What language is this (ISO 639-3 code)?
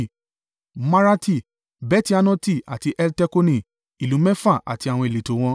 yor